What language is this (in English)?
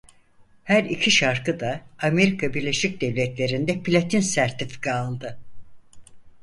Turkish